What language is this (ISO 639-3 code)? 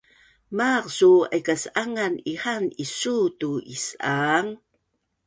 bnn